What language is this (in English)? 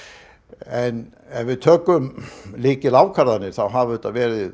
Icelandic